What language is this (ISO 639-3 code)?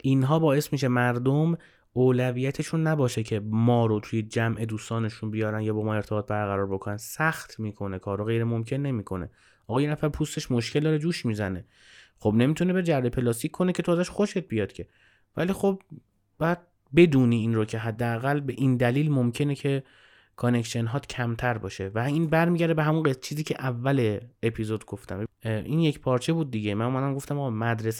fas